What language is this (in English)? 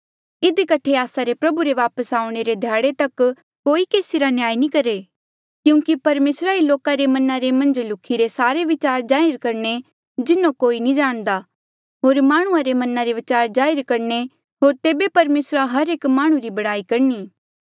Mandeali